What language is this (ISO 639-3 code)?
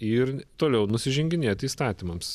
lit